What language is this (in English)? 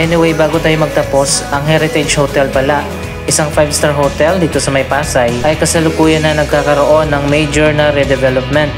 Filipino